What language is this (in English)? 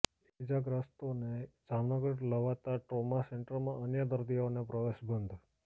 Gujarati